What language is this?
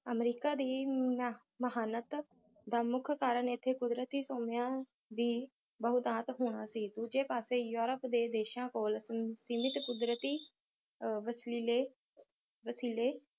Punjabi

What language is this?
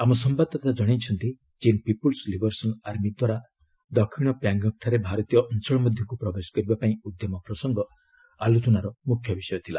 Odia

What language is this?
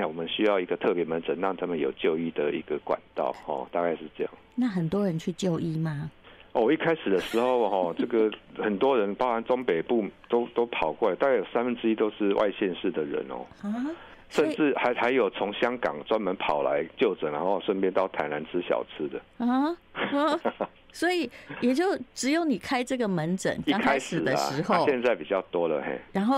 Chinese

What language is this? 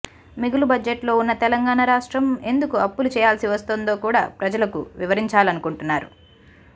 Telugu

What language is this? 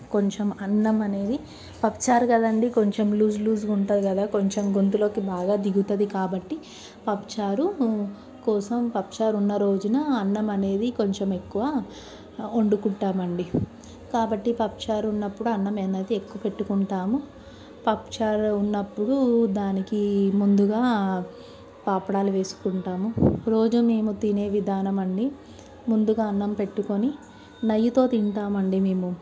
Telugu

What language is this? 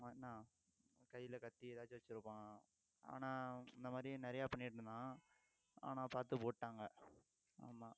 Tamil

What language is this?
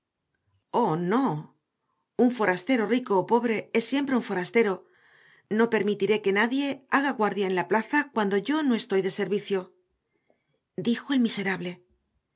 Spanish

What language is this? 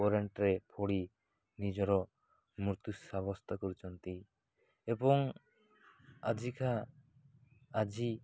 Odia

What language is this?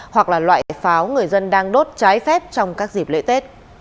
Vietnamese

